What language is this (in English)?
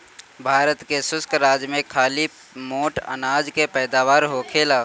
Bhojpuri